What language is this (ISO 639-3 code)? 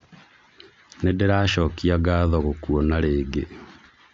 kik